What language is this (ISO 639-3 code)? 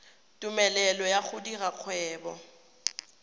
tsn